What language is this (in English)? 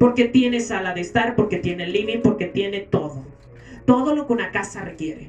Spanish